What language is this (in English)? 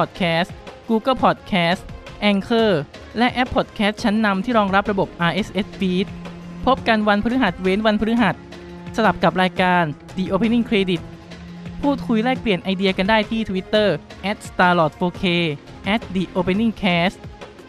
Thai